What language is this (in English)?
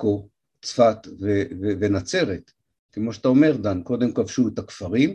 Hebrew